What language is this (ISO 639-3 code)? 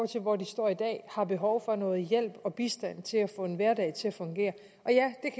dan